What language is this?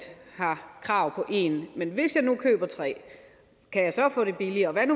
Danish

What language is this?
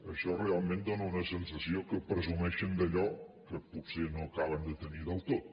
Catalan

